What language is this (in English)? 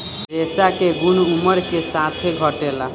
Bhojpuri